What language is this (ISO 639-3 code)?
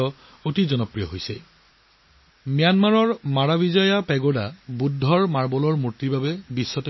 asm